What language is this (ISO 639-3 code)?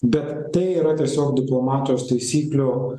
lit